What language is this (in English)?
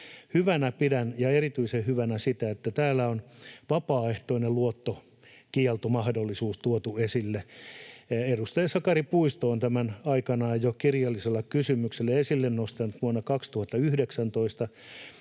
Finnish